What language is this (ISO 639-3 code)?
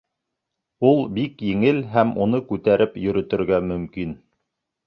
bak